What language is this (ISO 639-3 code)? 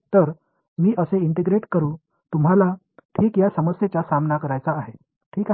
mar